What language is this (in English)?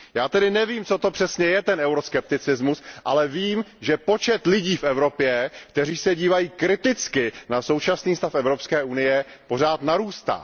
Czech